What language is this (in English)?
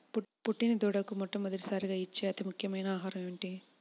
Telugu